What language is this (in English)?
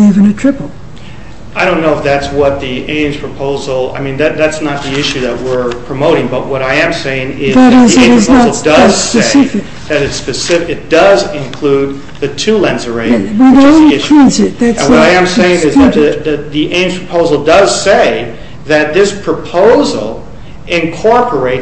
English